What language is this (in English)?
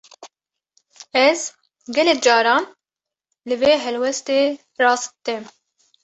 Kurdish